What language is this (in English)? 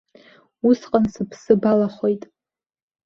Abkhazian